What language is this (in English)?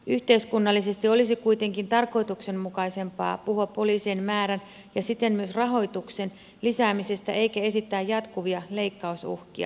Finnish